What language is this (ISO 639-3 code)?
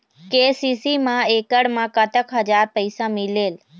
hne